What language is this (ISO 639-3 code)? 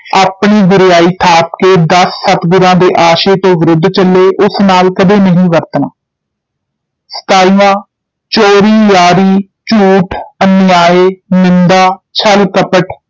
pan